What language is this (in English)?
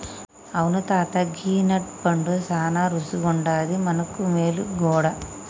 Telugu